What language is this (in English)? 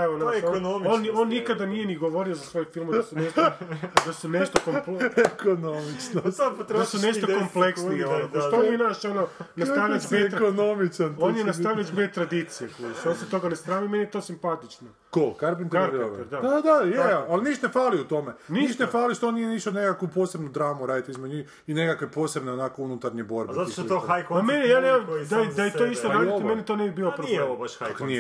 Croatian